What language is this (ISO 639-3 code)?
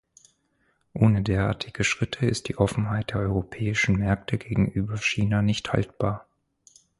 deu